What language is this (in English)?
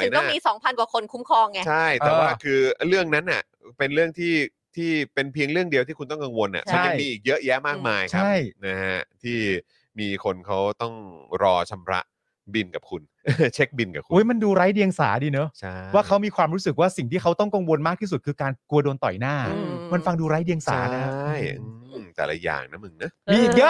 Thai